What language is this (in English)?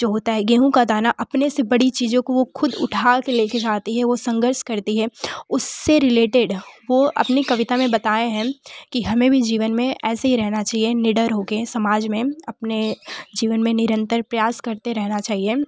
Hindi